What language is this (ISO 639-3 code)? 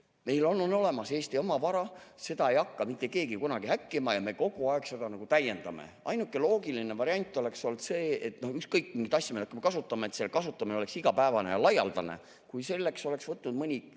est